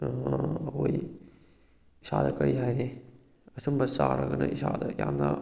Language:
Manipuri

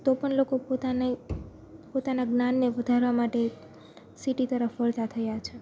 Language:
Gujarati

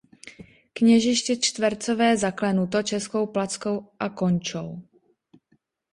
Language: Czech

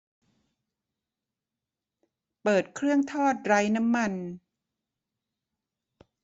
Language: Thai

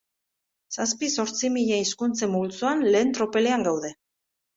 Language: Basque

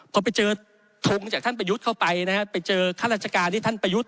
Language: Thai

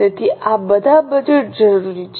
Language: Gujarati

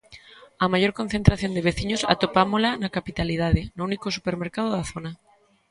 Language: Galician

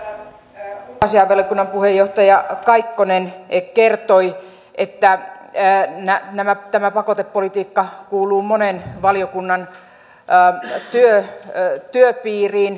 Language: Finnish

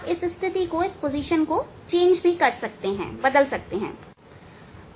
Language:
Hindi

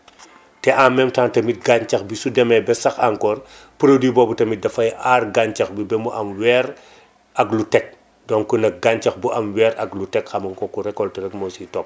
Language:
Wolof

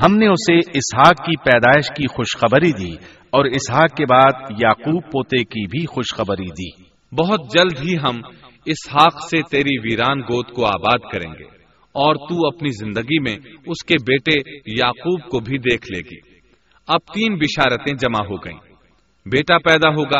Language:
Urdu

